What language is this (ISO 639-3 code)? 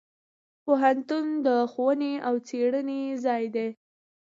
pus